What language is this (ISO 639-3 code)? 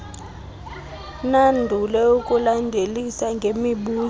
xho